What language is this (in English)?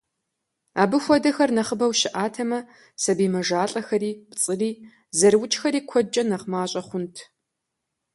Kabardian